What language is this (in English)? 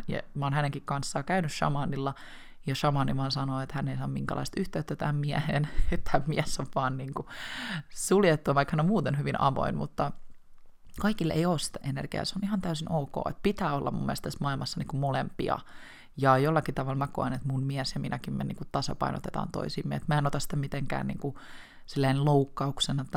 Finnish